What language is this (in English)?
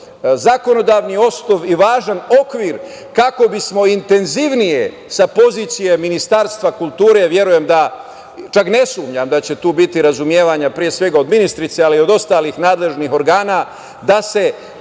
Serbian